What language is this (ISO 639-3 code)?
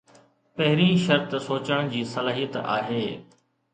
snd